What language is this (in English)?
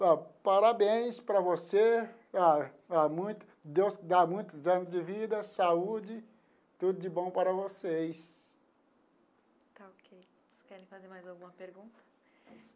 Portuguese